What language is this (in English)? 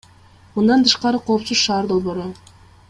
Kyrgyz